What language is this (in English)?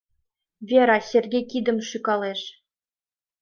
Mari